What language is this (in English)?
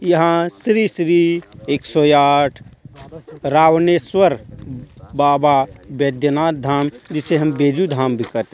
Hindi